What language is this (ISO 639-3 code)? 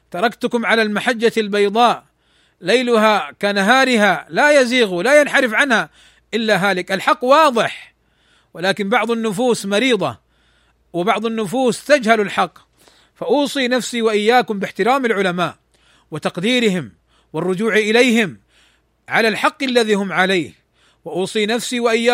ara